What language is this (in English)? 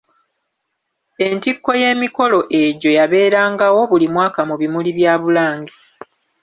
Ganda